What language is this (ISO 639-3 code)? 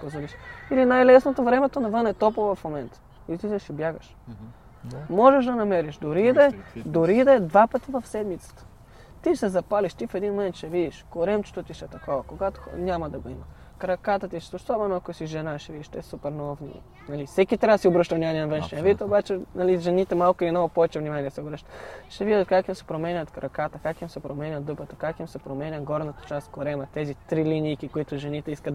bul